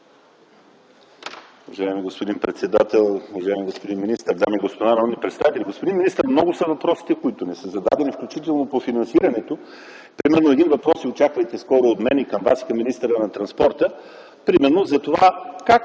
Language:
Bulgarian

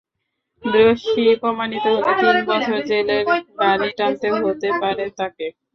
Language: Bangla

